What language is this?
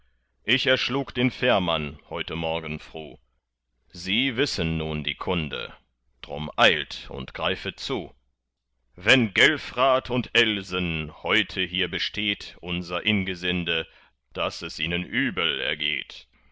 German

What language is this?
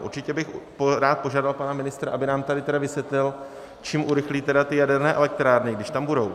Czech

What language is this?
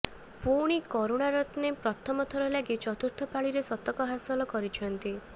Odia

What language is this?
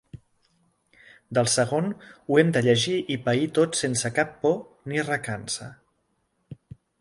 Catalan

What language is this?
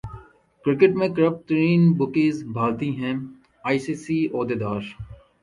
Urdu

